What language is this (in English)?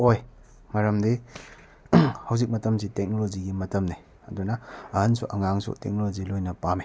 Manipuri